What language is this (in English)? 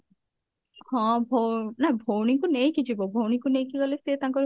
Odia